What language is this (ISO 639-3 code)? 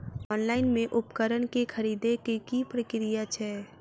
mai